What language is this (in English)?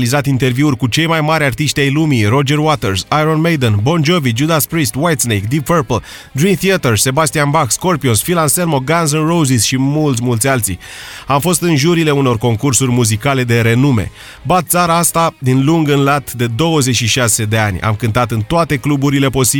Romanian